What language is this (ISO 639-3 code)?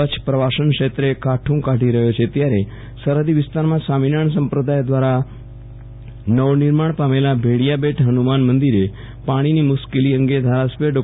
guj